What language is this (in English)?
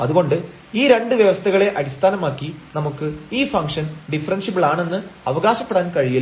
Malayalam